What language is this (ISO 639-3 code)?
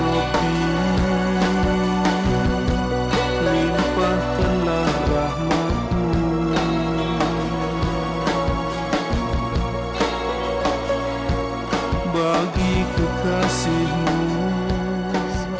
ind